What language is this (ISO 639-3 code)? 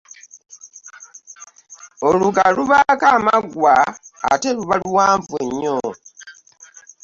lug